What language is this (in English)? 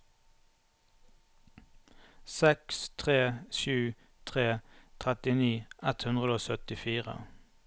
Norwegian